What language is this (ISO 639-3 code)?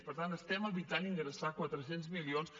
cat